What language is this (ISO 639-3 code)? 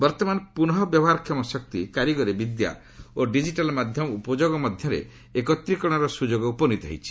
ori